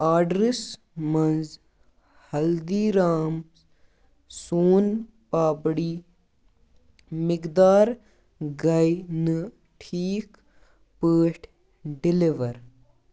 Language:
Kashmiri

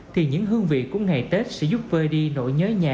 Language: Vietnamese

